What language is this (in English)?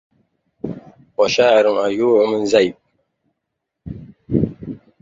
Arabic